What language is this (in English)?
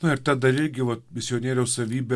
Lithuanian